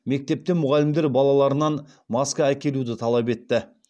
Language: Kazakh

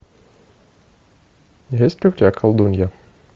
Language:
Russian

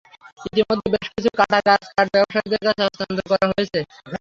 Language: Bangla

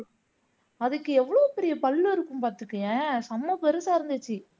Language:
Tamil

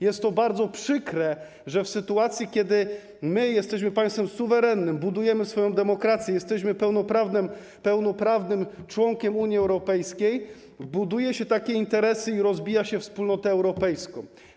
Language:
Polish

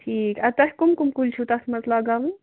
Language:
Kashmiri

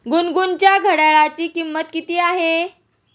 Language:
Marathi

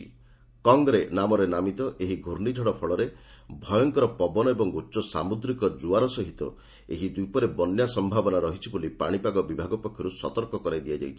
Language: Odia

